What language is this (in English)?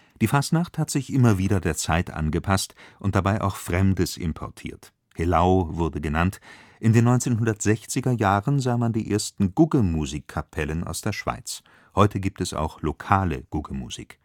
German